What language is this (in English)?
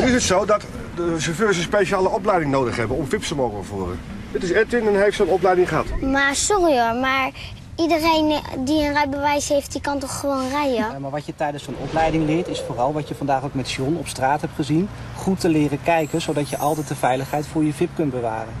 Dutch